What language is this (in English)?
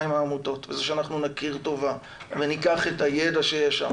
Hebrew